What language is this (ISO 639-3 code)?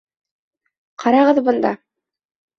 bak